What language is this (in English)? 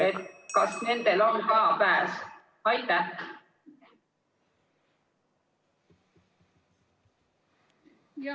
Estonian